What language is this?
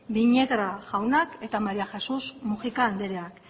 Basque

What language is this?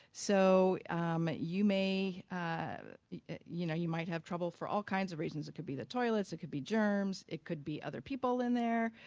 English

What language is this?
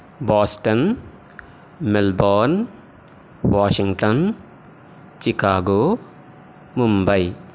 Sanskrit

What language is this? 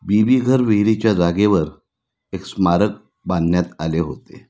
Marathi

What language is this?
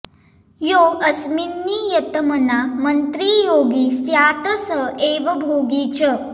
Sanskrit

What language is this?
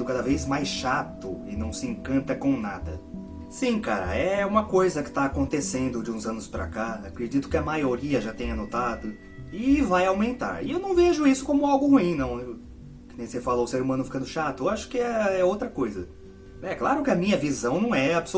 Portuguese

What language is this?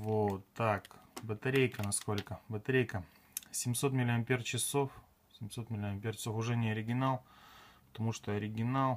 Russian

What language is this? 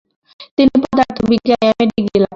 Bangla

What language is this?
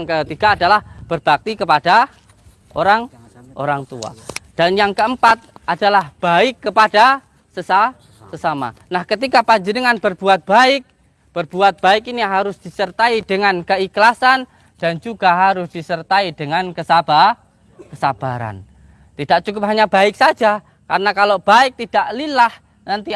Indonesian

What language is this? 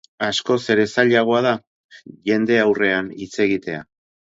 Basque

